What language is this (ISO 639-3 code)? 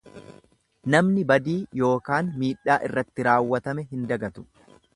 orm